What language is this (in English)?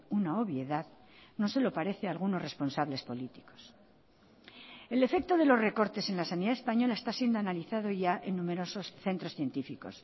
Spanish